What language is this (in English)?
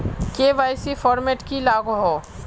Magahi